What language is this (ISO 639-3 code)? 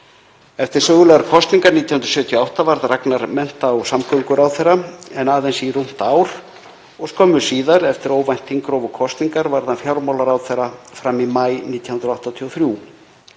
isl